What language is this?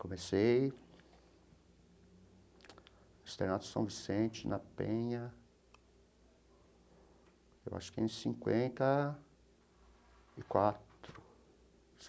Portuguese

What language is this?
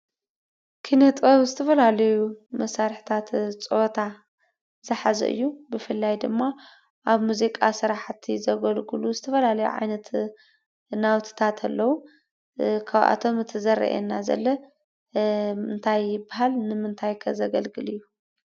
Tigrinya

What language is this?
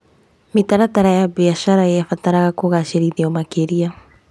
Kikuyu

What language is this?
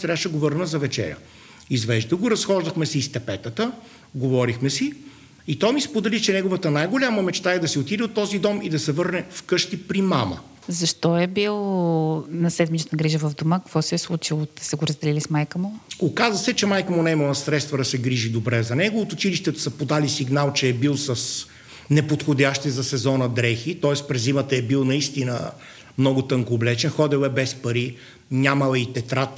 Bulgarian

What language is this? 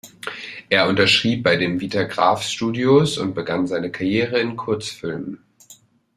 German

